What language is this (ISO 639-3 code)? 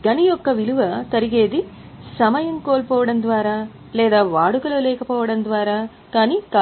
tel